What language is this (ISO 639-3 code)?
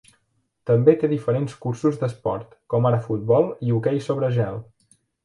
cat